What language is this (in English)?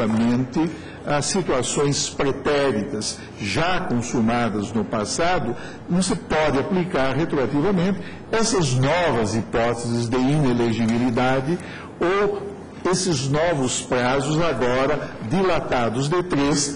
Portuguese